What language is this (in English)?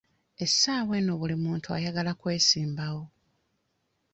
Ganda